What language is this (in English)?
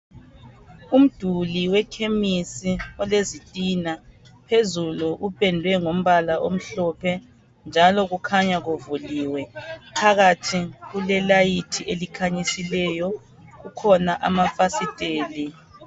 North Ndebele